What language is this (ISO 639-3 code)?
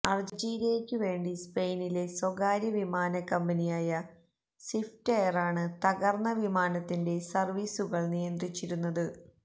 mal